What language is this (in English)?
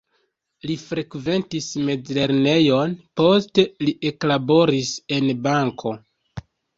Esperanto